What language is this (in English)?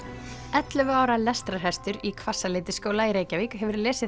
Icelandic